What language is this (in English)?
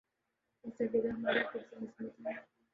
Urdu